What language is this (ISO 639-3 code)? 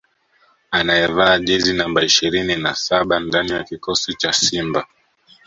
swa